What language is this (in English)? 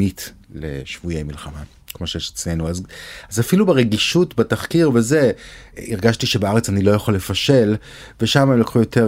Hebrew